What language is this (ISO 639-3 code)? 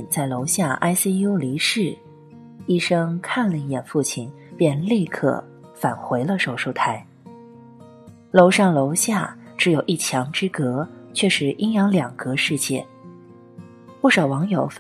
zho